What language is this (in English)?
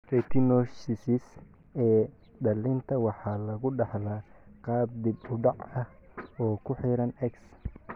Somali